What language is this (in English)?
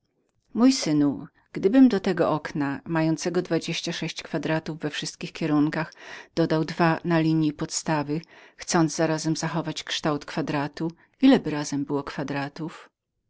Polish